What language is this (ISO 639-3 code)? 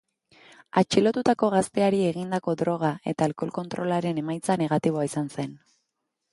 eus